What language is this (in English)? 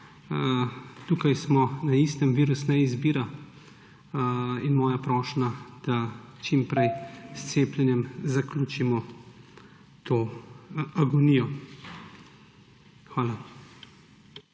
Slovenian